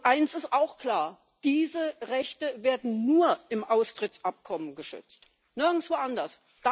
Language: German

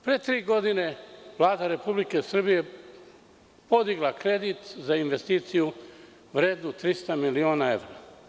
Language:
Serbian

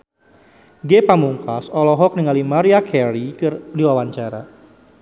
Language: Sundanese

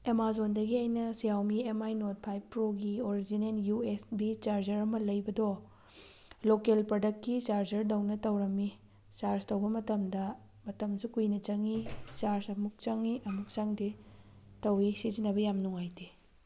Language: Manipuri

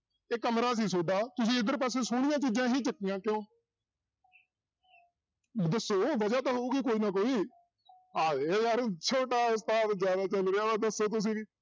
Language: Punjabi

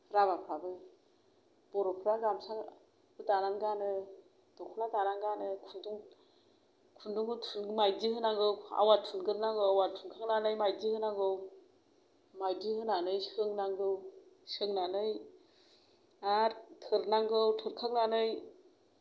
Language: Bodo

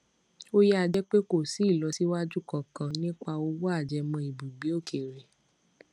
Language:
Yoruba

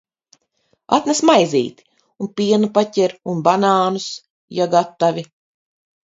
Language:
Latvian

